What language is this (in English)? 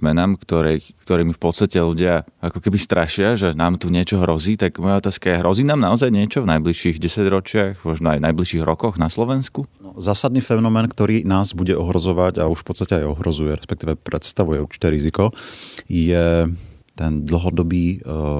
Slovak